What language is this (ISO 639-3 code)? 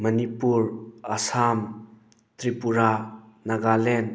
mni